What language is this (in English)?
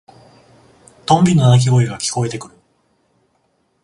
Japanese